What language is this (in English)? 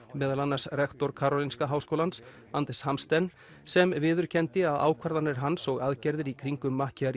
Icelandic